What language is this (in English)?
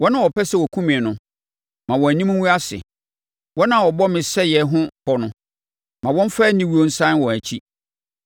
Akan